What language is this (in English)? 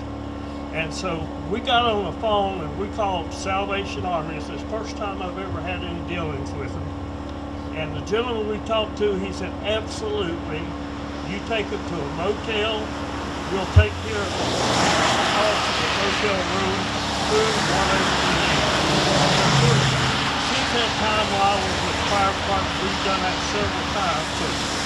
English